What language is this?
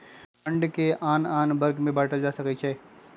Magahi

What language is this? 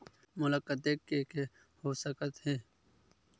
Chhattisgarhi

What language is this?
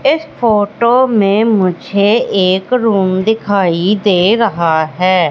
Hindi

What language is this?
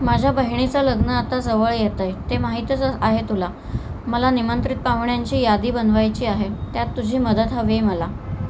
Marathi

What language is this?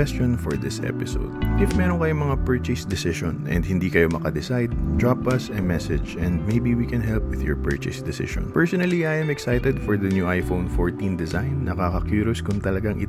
Filipino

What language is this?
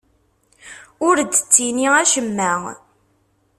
Kabyle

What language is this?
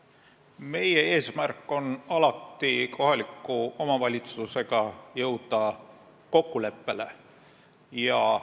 Estonian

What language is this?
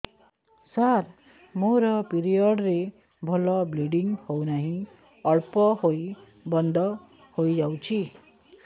Odia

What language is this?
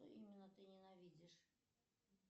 Russian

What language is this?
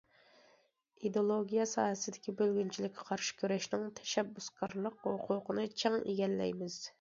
Uyghur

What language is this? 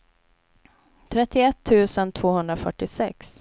Swedish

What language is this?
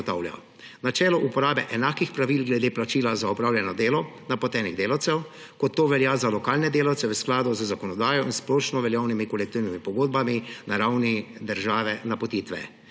Slovenian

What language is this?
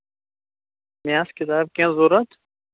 Kashmiri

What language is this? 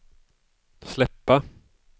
Swedish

